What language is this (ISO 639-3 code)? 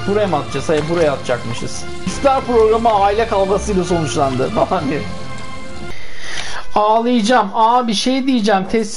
tur